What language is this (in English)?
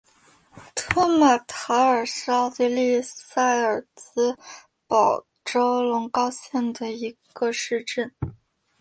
Chinese